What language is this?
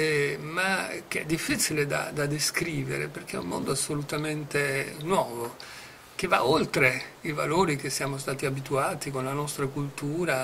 Italian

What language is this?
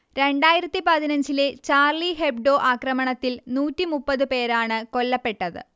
Malayalam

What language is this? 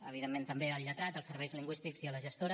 Catalan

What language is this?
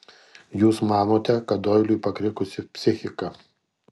Lithuanian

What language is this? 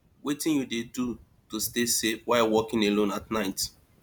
Nigerian Pidgin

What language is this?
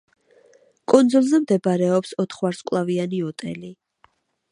Georgian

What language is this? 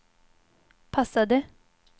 Swedish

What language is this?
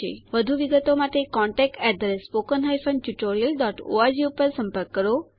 Gujarati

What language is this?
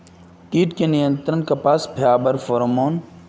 Magahi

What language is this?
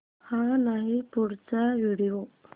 Marathi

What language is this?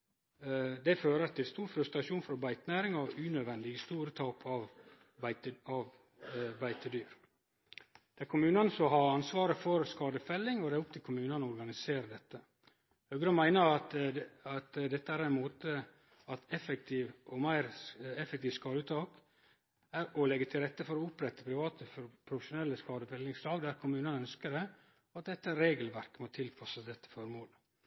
Norwegian Nynorsk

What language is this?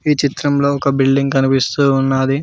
Telugu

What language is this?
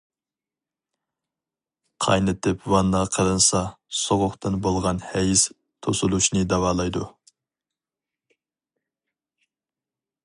Uyghur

